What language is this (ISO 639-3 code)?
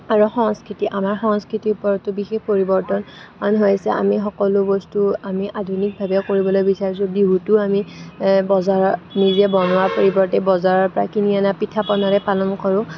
asm